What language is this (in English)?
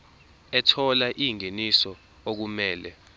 Zulu